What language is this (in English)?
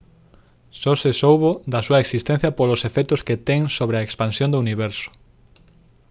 Galician